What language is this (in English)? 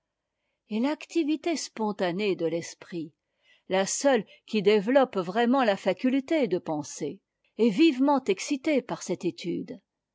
French